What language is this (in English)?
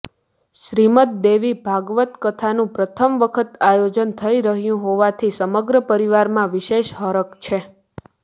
Gujarati